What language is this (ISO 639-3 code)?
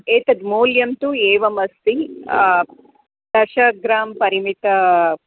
san